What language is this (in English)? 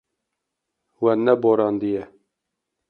Kurdish